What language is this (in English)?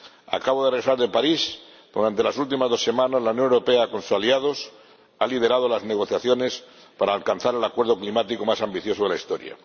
Spanish